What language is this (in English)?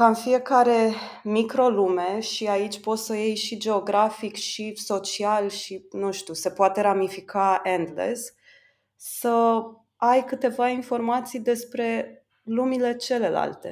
Romanian